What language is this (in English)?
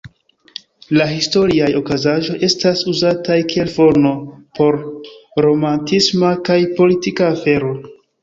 Esperanto